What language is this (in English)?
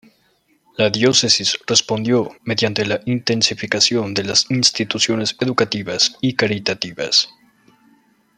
Spanish